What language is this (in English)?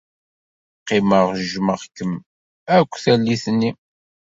Kabyle